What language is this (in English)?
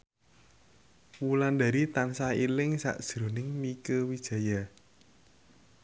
Javanese